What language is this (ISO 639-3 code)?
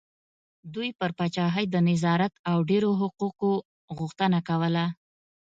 pus